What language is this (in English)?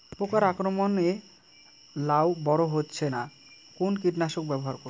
Bangla